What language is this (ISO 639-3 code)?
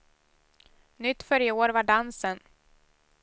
swe